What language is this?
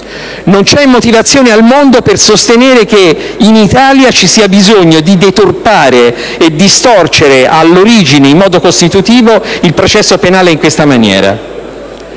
Italian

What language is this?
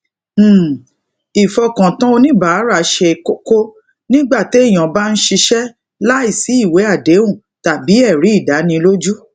Yoruba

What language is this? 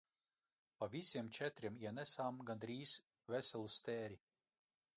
Latvian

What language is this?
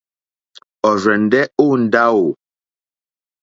Mokpwe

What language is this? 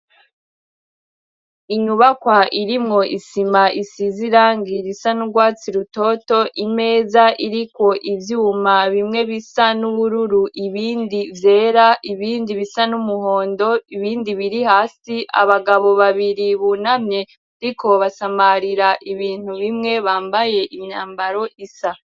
Rundi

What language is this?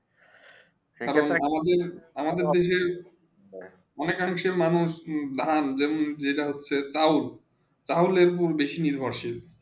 Bangla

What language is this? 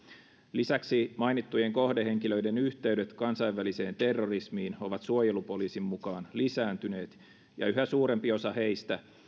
Finnish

